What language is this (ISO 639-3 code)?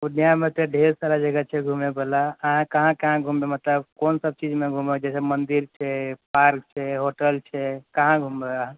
mai